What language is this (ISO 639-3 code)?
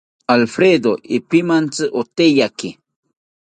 cpy